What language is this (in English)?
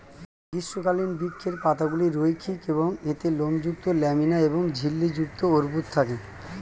Bangla